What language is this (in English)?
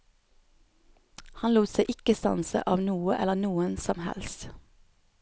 Norwegian